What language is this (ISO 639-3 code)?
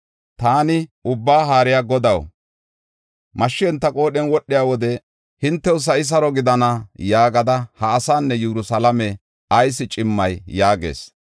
gof